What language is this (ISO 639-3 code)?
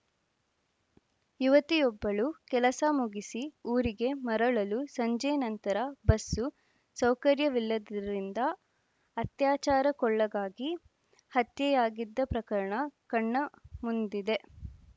kan